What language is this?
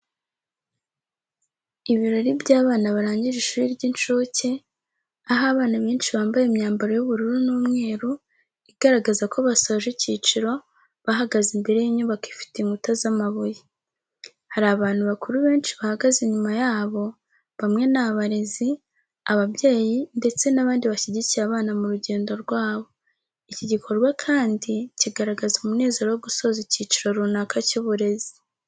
Kinyarwanda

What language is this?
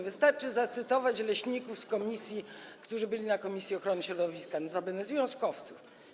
Polish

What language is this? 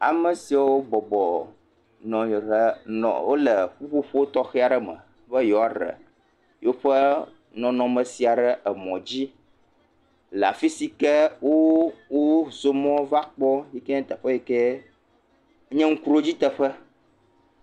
Ewe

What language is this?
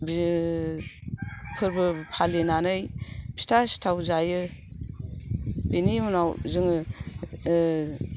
Bodo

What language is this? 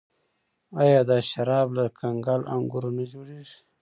Pashto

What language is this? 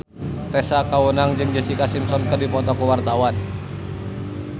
Sundanese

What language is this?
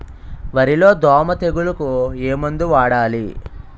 Telugu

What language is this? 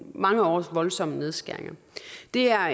Danish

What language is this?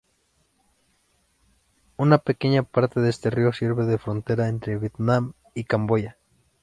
Spanish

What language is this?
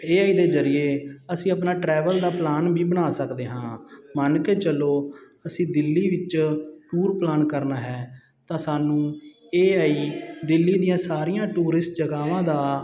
Punjabi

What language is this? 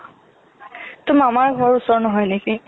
Assamese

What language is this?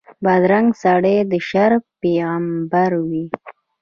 Pashto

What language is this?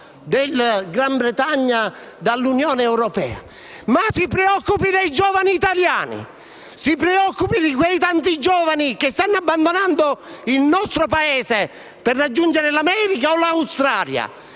Italian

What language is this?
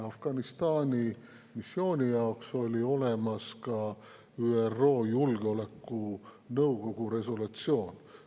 Estonian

